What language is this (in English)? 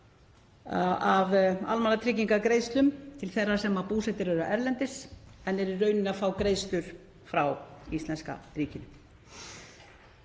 Icelandic